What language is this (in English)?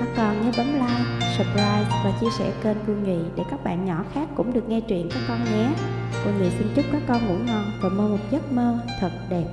Vietnamese